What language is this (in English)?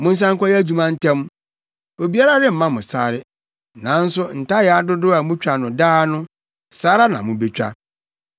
Akan